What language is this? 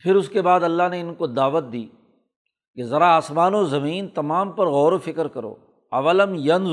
Urdu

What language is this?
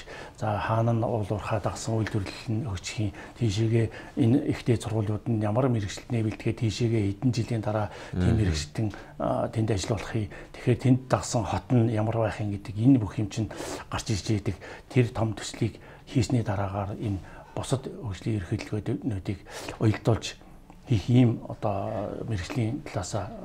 Romanian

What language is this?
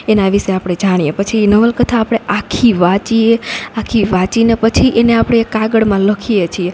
Gujarati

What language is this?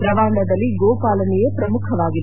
Kannada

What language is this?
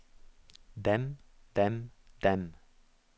Norwegian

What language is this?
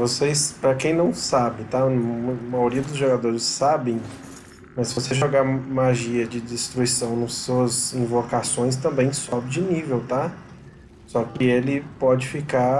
Portuguese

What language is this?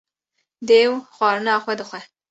Kurdish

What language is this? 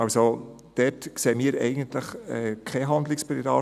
Swiss German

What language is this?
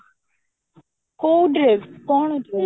Odia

